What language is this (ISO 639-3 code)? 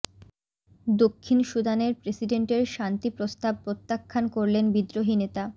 ben